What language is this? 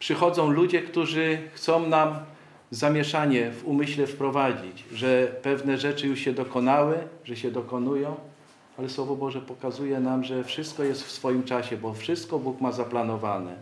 Polish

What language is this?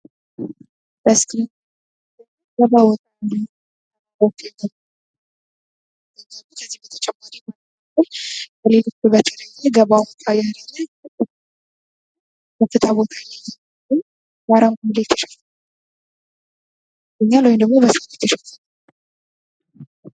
Amharic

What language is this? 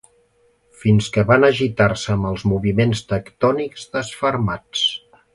Catalan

